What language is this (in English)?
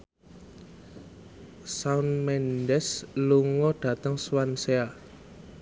Javanese